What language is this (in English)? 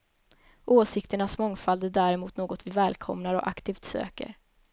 Swedish